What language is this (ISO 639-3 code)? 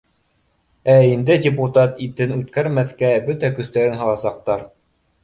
bak